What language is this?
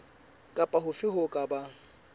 Southern Sotho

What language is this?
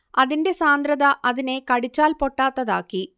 Malayalam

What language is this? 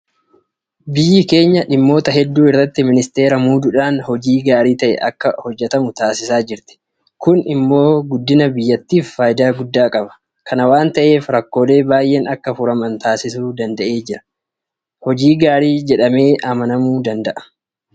Oromo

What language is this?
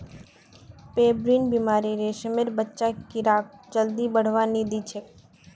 Magahi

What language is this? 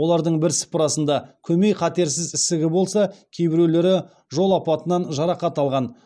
Kazakh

